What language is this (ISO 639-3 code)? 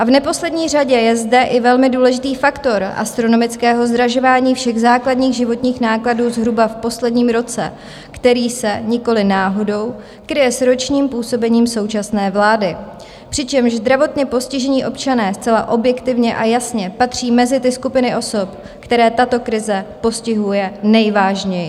ces